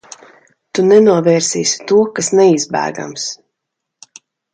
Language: Latvian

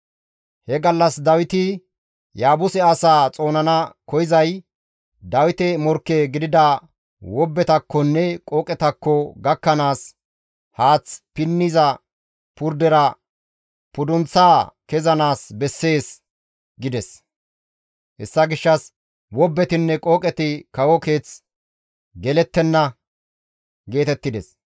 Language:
Gamo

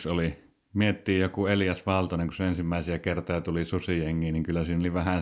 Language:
Finnish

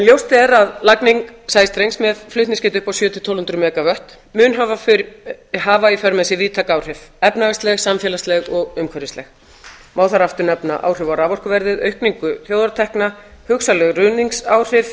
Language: Icelandic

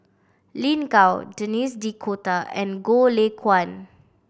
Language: English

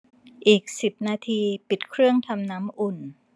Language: Thai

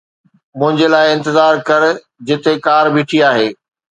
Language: Sindhi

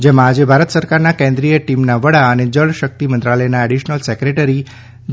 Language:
Gujarati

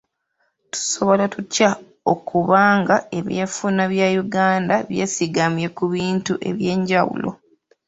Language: Ganda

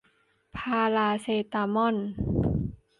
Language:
Thai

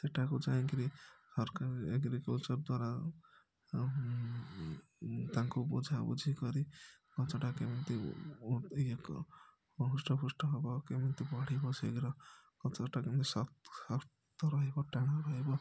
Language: Odia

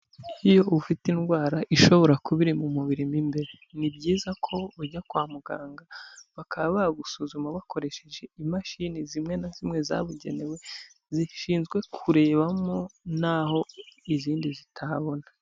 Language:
Kinyarwanda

